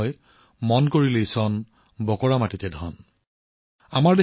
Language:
Assamese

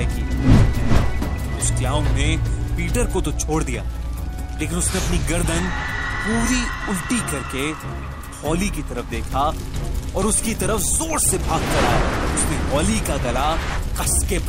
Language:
Hindi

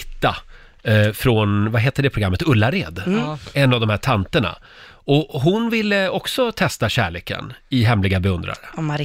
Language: Swedish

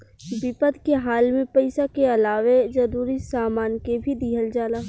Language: Bhojpuri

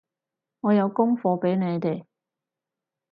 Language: Cantonese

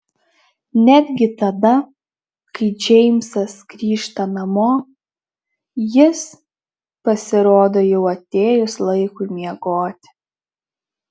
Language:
Lithuanian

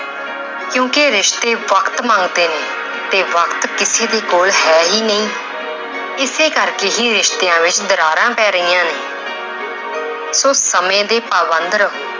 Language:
Punjabi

